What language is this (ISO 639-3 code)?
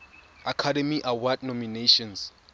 tsn